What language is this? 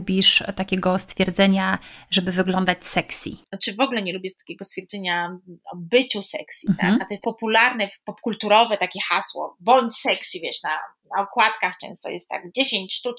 Polish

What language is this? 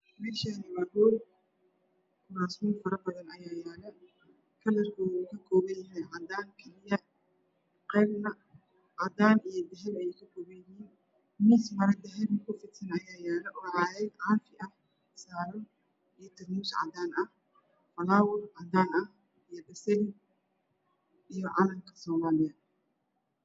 Somali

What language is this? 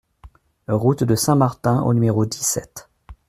French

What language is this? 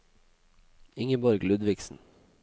Norwegian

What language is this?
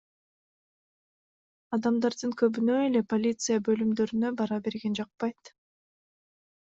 Kyrgyz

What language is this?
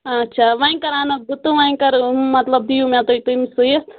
Kashmiri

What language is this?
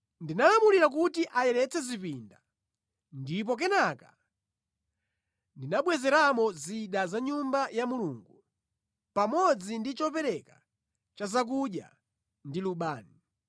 Nyanja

